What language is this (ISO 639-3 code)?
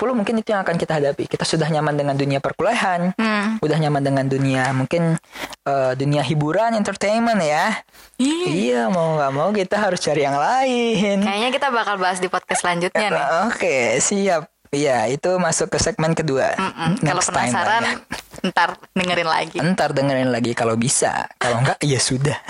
ind